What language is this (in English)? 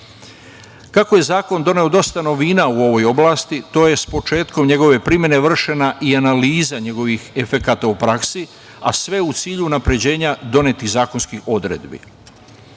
Serbian